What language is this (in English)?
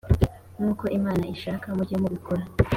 Kinyarwanda